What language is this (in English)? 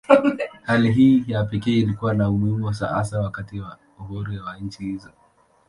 Swahili